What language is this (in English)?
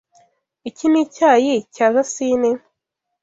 Kinyarwanda